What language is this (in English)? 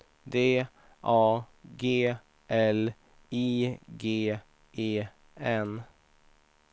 Swedish